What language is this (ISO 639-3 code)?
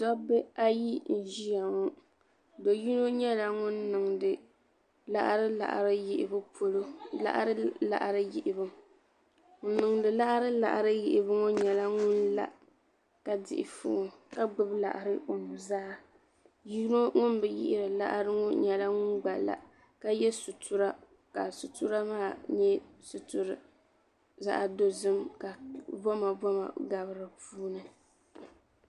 dag